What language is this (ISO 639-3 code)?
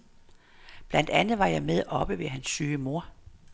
dan